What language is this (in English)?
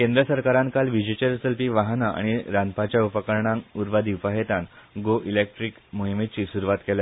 Konkani